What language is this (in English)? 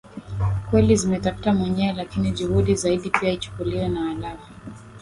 Swahili